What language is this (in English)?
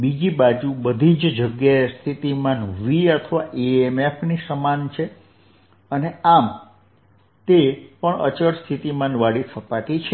Gujarati